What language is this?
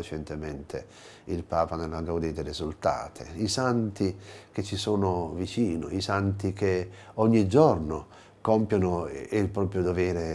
Italian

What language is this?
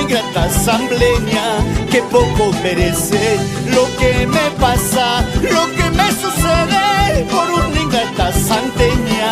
Spanish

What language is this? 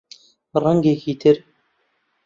Central Kurdish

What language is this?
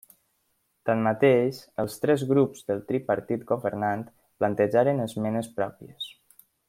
Catalan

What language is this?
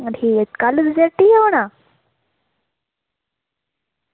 Dogri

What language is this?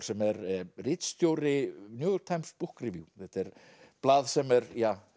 Icelandic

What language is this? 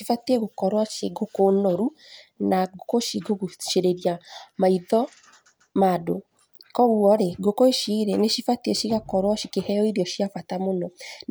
Kikuyu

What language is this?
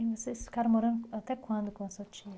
Portuguese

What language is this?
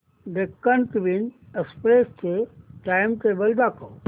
Marathi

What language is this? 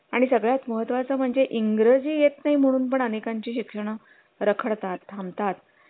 Marathi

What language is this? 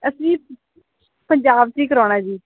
Punjabi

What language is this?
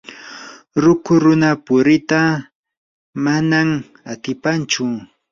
Yanahuanca Pasco Quechua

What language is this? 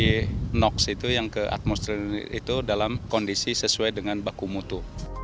Indonesian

